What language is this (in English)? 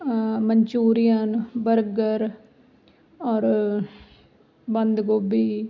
Punjabi